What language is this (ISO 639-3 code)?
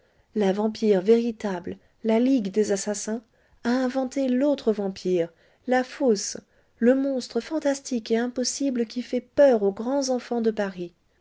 fra